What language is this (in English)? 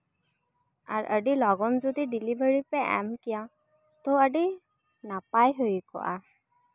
Santali